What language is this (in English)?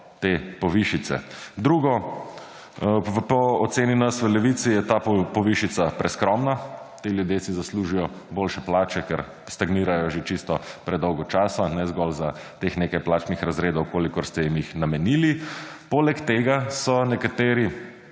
Slovenian